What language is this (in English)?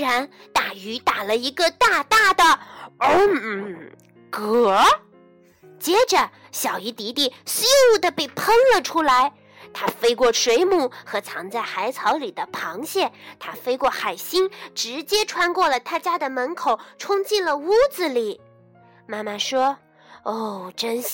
Chinese